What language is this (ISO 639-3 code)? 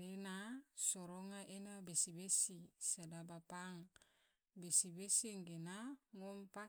tvo